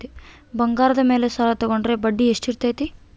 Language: Kannada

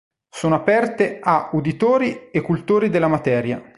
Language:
Italian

